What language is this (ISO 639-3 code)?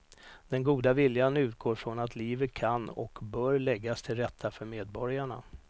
swe